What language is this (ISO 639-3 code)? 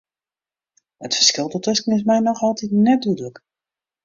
fry